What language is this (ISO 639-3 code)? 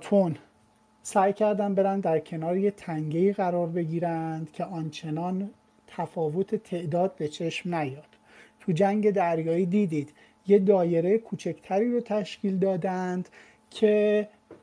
fas